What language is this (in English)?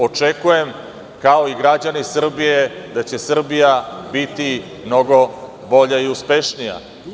Serbian